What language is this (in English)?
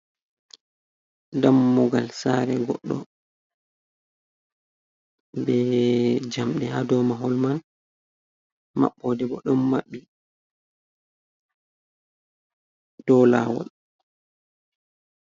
Fula